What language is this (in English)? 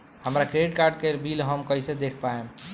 Bhojpuri